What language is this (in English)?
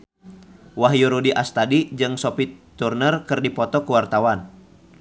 Sundanese